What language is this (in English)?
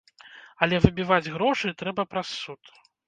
Belarusian